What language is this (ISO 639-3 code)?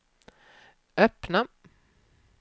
swe